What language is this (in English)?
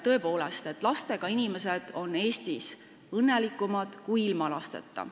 Estonian